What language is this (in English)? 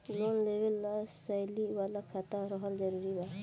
Bhojpuri